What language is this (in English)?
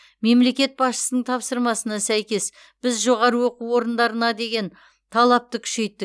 Kazakh